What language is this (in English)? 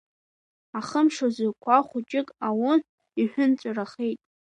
Abkhazian